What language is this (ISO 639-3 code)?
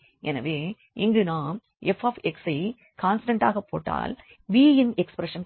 tam